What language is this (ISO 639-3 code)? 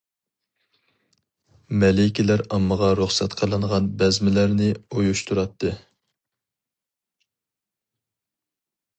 uig